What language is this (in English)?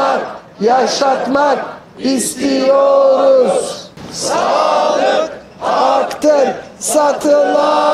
Turkish